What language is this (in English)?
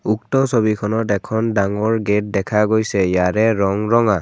Assamese